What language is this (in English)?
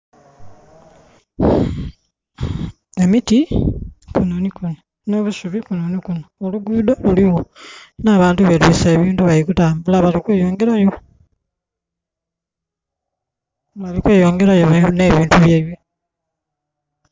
Soga